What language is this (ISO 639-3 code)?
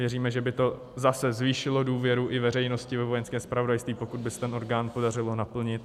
ces